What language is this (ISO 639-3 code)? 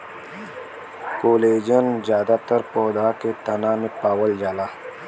bho